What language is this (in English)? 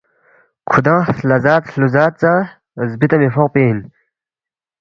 Balti